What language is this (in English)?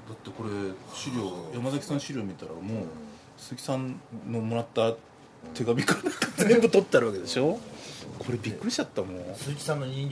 Japanese